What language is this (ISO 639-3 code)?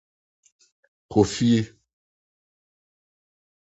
aka